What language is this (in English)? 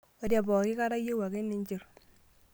Masai